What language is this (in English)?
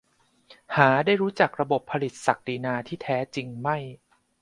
Thai